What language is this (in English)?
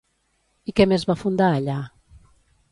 Catalan